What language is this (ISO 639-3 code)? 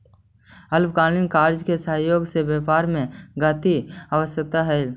mag